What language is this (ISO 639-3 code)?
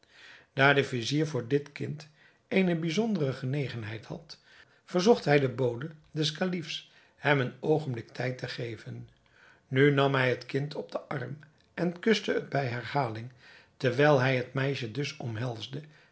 nld